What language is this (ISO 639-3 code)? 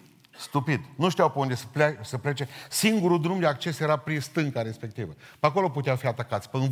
ron